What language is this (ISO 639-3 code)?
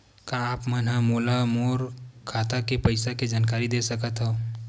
hne